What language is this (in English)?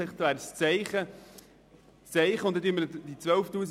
Swiss German